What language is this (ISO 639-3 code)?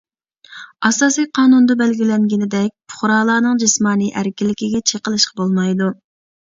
uig